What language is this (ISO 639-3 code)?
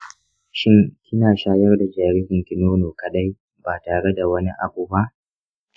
hau